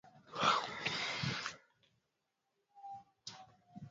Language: Swahili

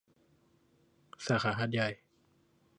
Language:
Thai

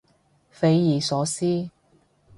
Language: Cantonese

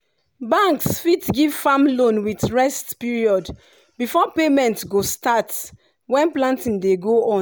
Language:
Nigerian Pidgin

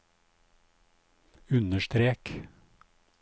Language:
Norwegian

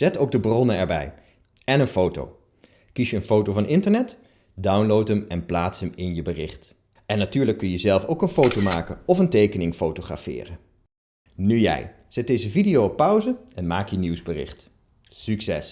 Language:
Dutch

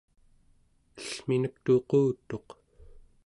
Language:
Central Yupik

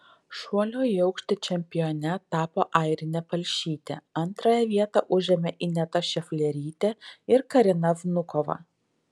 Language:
Lithuanian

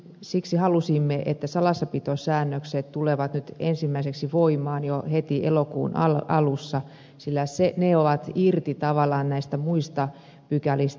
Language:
Finnish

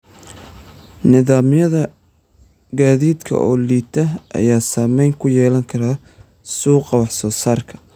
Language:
Somali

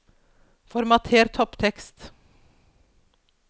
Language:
Norwegian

